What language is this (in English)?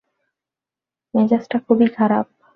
Bangla